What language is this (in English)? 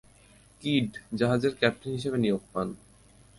Bangla